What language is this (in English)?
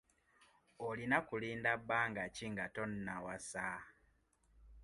Ganda